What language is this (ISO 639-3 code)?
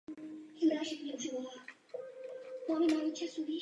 ces